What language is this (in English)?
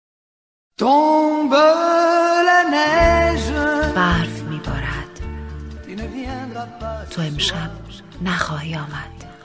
Persian